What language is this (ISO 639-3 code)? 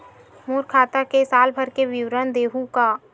hne